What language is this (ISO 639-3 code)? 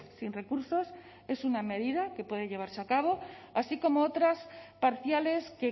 spa